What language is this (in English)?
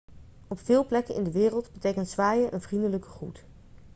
Dutch